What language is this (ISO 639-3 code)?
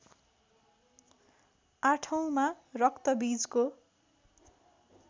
nep